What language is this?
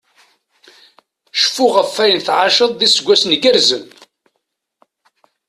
Kabyle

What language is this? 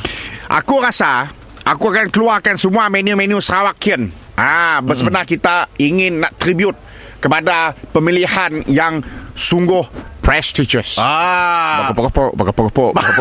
Malay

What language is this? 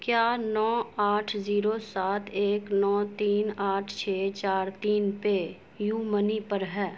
Urdu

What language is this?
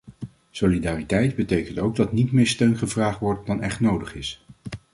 Dutch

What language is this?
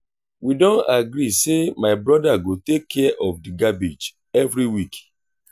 Nigerian Pidgin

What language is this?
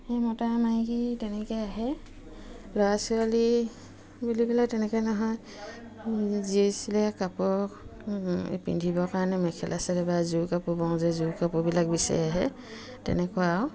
Assamese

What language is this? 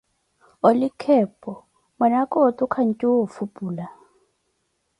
Koti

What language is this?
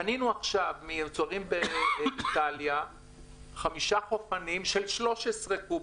Hebrew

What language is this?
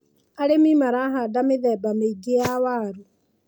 Kikuyu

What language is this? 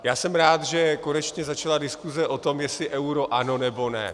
Czech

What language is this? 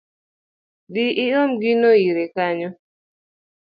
Luo (Kenya and Tanzania)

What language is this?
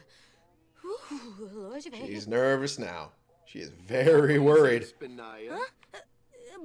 English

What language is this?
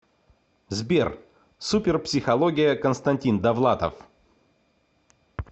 Russian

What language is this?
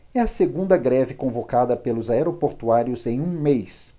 Portuguese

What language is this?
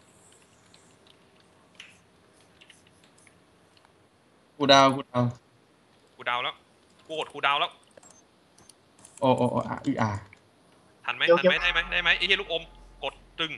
Thai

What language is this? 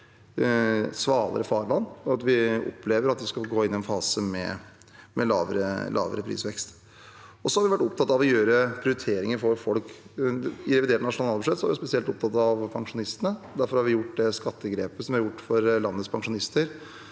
Norwegian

